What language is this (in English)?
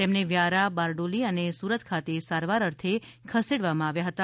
Gujarati